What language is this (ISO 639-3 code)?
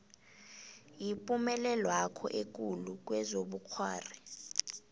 nbl